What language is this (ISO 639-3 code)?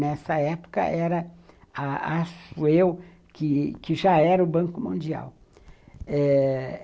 por